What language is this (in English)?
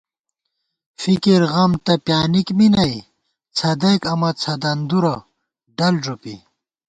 Gawar-Bati